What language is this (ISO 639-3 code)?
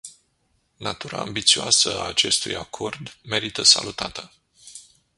ron